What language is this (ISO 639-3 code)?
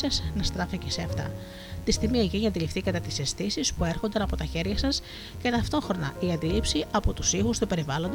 ell